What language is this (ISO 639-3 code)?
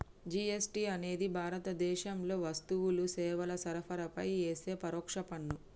tel